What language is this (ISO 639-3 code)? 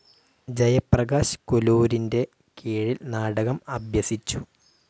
mal